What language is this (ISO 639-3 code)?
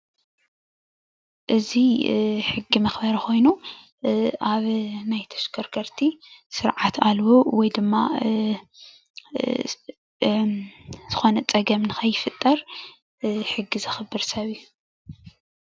tir